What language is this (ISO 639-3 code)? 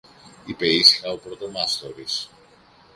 ell